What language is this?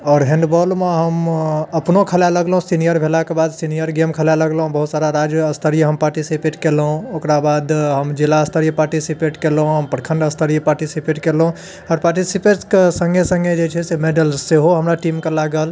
Maithili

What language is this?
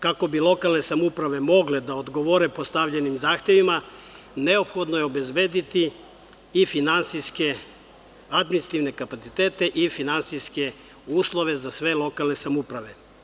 Serbian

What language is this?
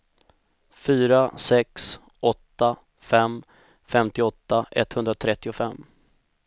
Swedish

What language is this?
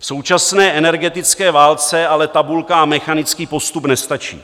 Czech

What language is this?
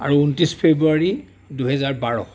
Assamese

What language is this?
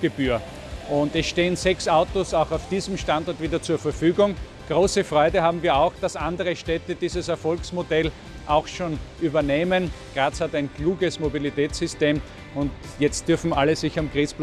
German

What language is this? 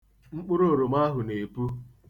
Igbo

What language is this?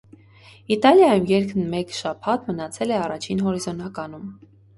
Armenian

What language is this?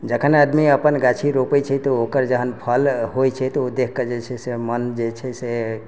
Maithili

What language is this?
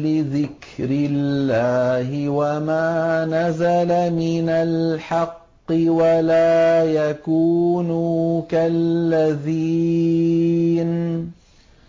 Arabic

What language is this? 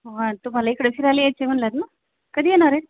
Marathi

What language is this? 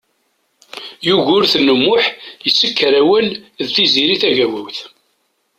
Kabyle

